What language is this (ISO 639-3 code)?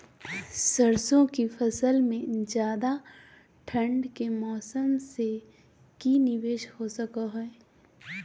mag